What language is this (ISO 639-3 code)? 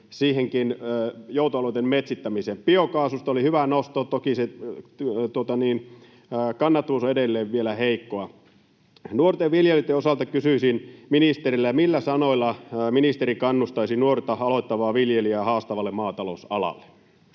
fin